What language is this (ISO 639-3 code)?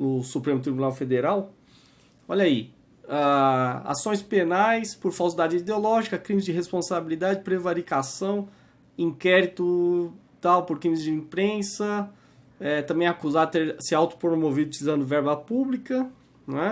por